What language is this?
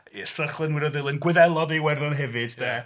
Welsh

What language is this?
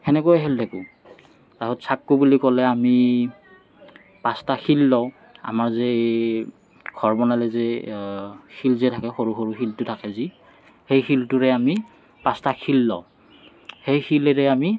Assamese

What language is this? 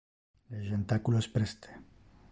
Interlingua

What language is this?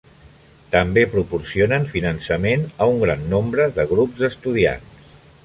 Catalan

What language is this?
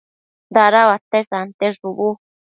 Matsés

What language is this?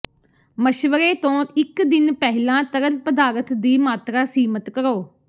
Punjabi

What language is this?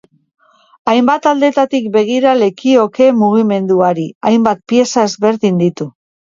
Basque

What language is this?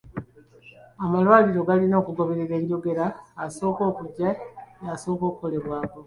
Ganda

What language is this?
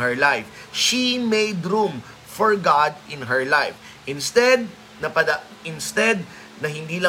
Filipino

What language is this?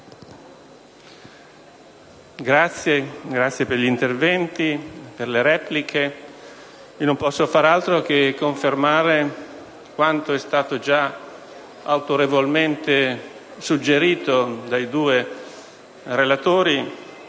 Italian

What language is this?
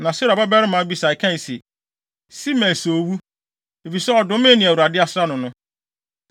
Akan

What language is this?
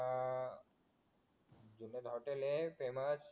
Marathi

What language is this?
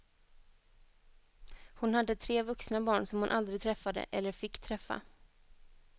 Swedish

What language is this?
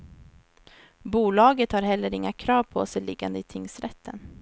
Swedish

